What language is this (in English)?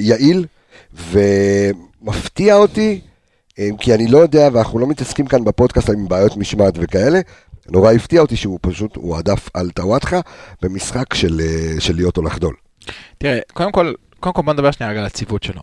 Hebrew